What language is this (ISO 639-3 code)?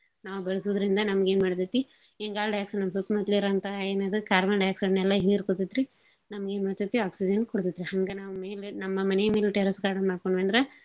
kan